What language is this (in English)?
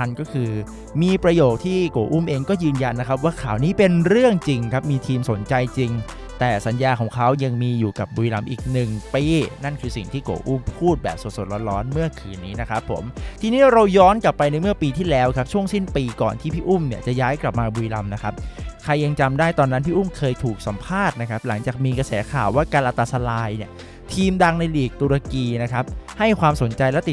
Thai